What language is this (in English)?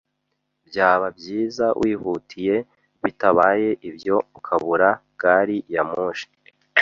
Kinyarwanda